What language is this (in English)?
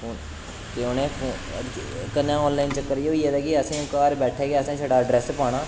Dogri